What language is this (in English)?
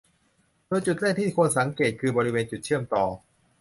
Thai